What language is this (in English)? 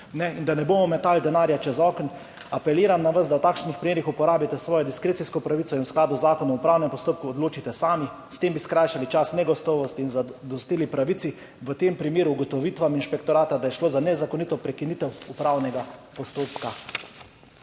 Slovenian